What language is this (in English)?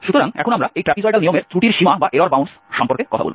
Bangla